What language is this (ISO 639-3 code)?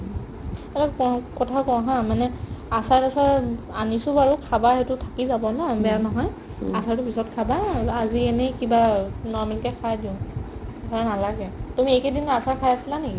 asm